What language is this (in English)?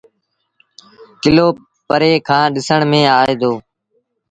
Sindhi Bhil